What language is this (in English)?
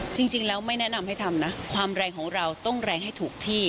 Thai